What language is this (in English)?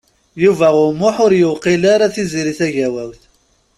Kabyle